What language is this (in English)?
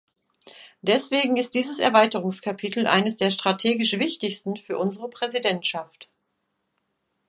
German